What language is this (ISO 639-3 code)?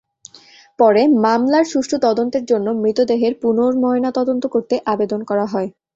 ben